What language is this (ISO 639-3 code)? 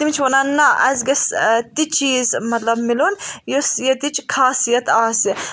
kas